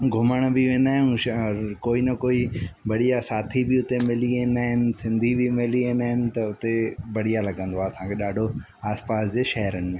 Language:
Sindhi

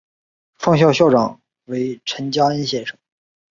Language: Chinese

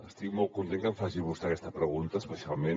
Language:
Catalan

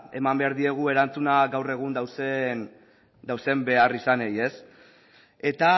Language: Basque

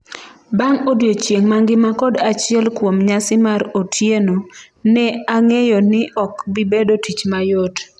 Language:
Luo (Kenya and Tanzania)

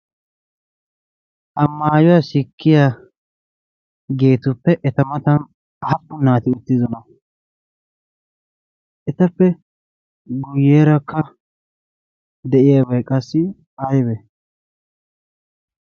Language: Wolaytta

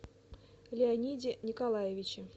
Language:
Russian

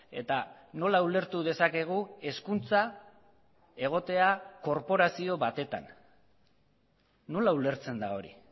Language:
Basque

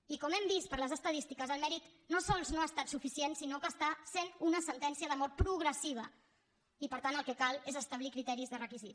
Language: Catalan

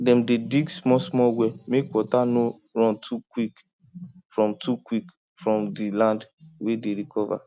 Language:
Nigerian Pidgin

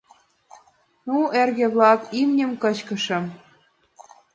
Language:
Mari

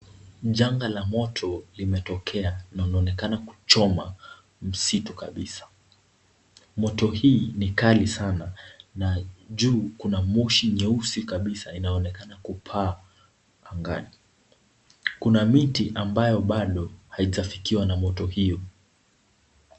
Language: Swahili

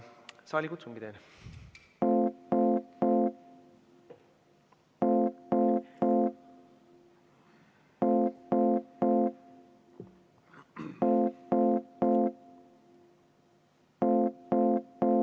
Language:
Estonian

